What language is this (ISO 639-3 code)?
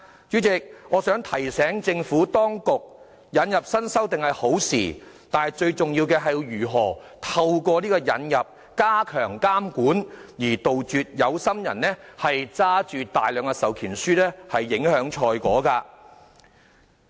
yue